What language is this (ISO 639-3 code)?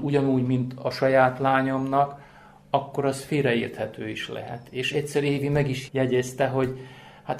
hun